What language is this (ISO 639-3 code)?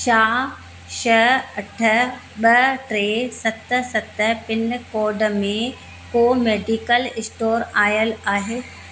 snd